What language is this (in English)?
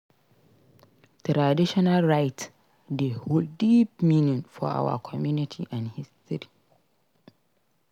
Nigerian Pidgin